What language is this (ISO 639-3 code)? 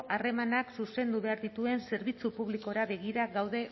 eus